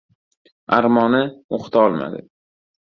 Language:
Uzbek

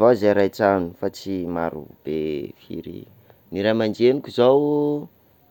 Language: Sakalava Malagasy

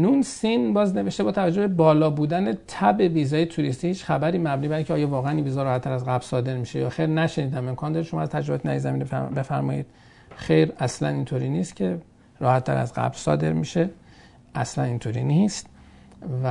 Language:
Persian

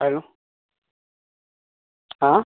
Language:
Marathi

